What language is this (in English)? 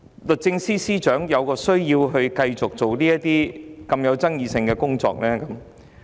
Cantonese